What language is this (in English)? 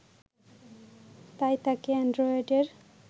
Bangla